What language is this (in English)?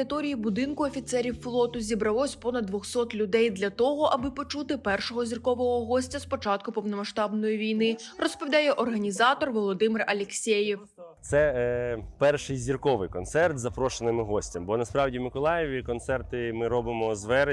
Ukrainian